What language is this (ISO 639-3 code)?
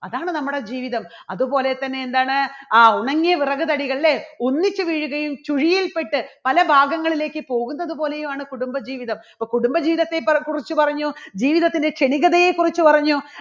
mal